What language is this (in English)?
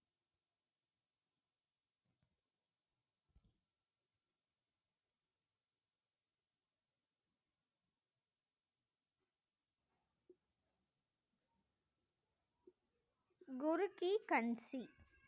Tamil